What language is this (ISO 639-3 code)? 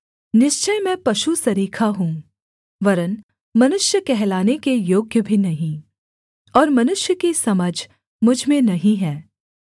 hin